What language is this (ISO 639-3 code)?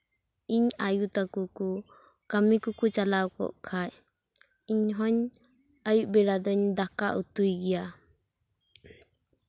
sat